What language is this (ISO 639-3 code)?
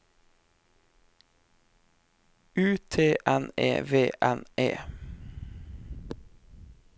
nor